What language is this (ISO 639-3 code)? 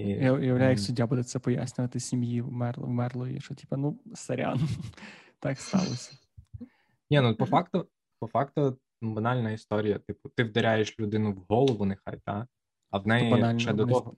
ukr